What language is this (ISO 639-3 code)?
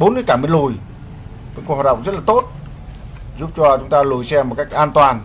vie